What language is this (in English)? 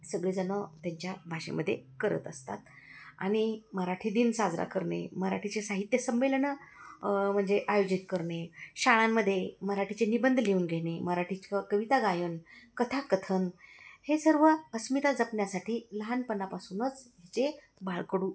Marathi